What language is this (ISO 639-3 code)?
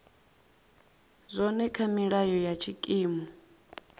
ven